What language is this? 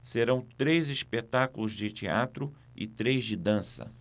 Portuguese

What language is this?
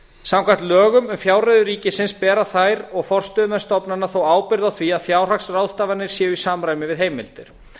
Icelandic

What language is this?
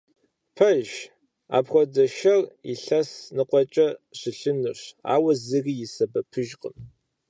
Kabardian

